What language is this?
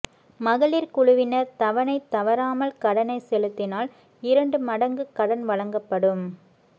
Tamil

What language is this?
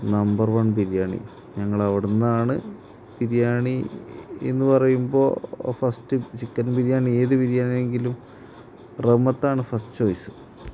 Malayalam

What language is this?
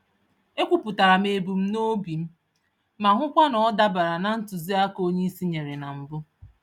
Igbo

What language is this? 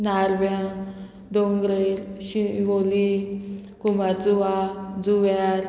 Konkani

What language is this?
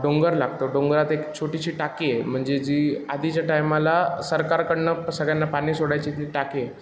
Marathi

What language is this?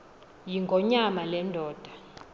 Xhosa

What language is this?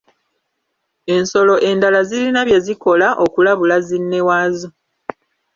Ganda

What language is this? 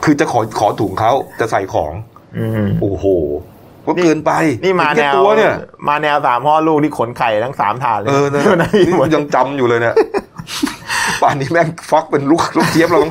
Thai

